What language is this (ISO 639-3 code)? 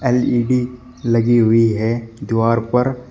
hin